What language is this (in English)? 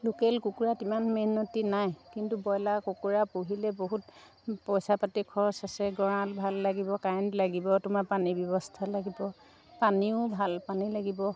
Assamese